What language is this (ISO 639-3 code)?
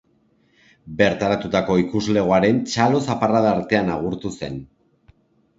eus